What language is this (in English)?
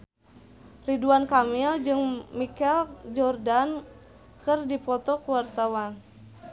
Sundanese